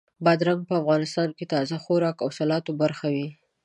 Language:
Pashto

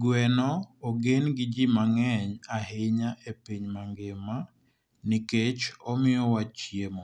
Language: Luo (Kenya and Tanzania)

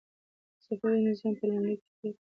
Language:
Pashto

